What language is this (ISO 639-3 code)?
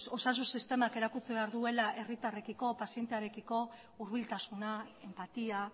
eus